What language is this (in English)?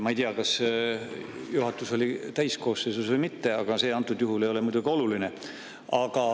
Estonian